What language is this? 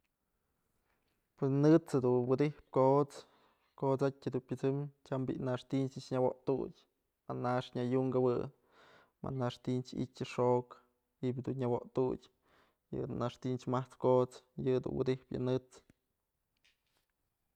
Mazatlán Mixe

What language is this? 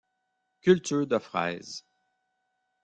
French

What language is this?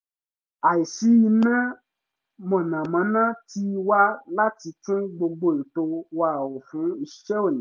Yoruba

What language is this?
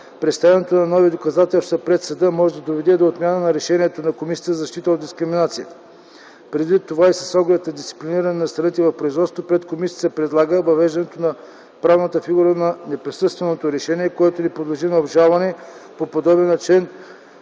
Bulgarian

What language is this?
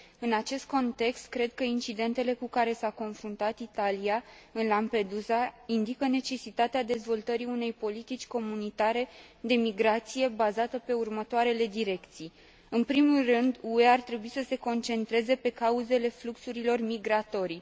Romanian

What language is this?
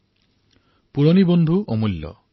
Assamese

